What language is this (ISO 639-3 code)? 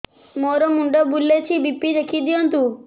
ori